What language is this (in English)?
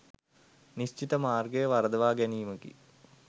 Sinhala